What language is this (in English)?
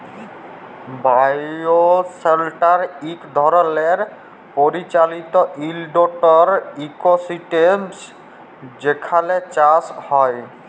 Bangla